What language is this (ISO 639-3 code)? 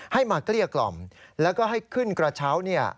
tha